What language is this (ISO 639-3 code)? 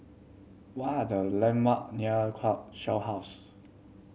eng